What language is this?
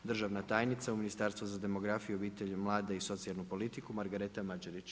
Croatian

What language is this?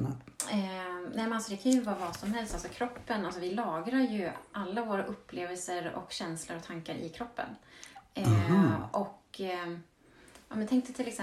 Swedish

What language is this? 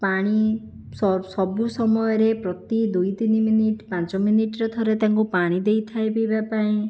Odia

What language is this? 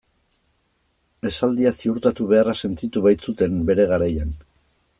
Basque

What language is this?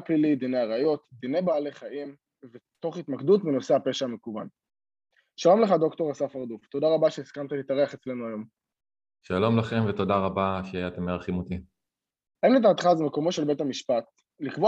Hebrew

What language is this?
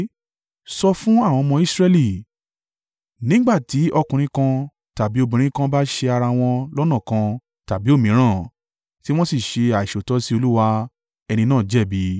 Yoruba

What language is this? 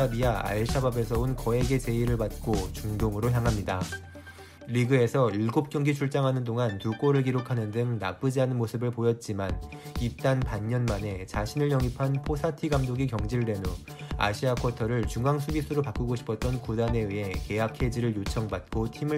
Korean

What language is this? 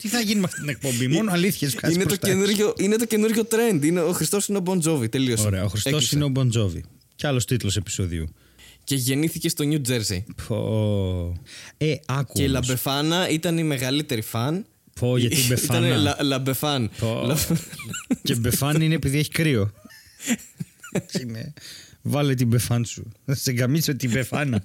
Greek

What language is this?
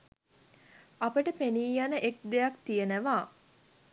Sinhala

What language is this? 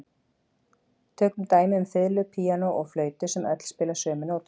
Icelandic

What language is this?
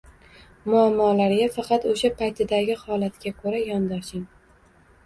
Uzbek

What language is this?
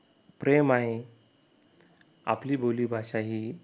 Marathi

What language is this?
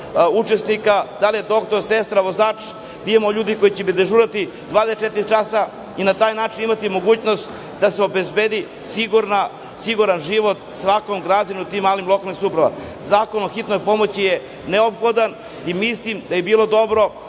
Serbian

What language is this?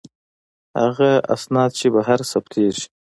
Pashto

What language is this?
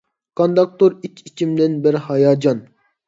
Uyghur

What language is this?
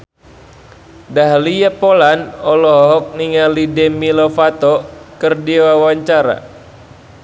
Sundanese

